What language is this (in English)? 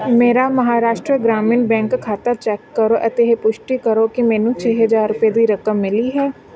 Punjabi